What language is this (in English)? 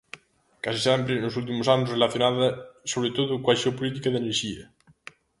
Galician